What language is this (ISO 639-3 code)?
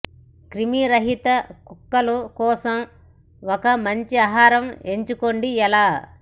tel